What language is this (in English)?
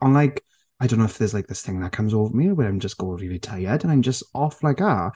Welsh